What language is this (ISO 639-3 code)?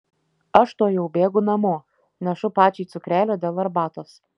lit